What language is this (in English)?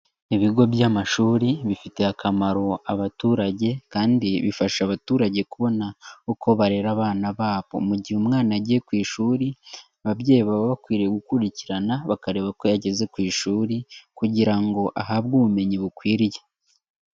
Kinyarwanda